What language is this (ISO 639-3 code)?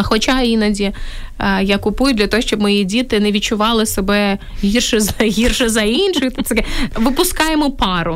ukr